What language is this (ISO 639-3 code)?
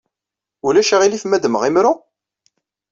kab